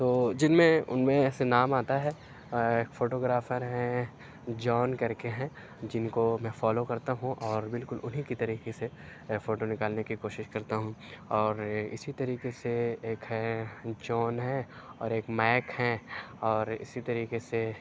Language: Urdu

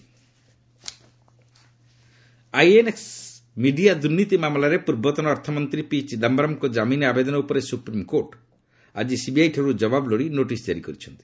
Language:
Odia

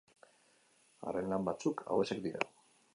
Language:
Basque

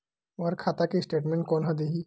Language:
Chhattisgarhi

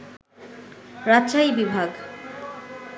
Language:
Bangla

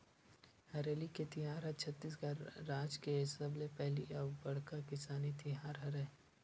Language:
Chhattisgarhi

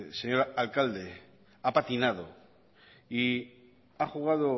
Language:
Spanish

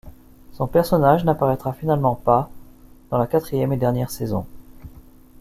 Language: French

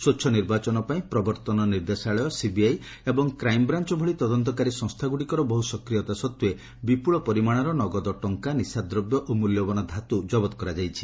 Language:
Odia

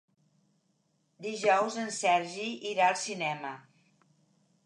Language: Catalan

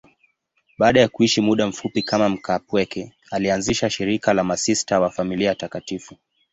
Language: Swahili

